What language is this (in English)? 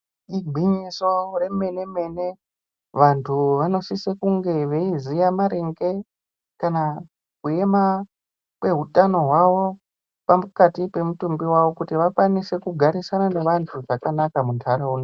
Ndau